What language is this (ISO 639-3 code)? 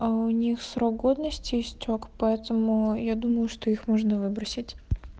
rus